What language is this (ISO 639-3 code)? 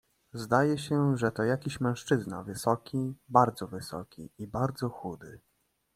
pol